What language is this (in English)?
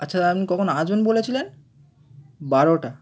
Bangla